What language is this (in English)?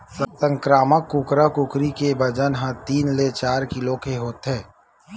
Chhattisgarhi